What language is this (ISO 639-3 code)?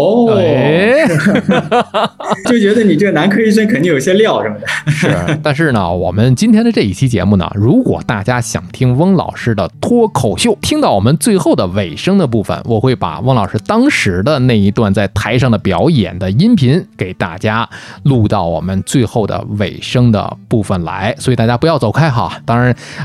zho